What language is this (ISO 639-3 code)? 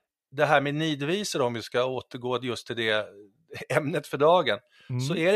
swe